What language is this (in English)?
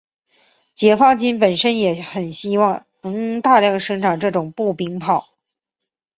Chinese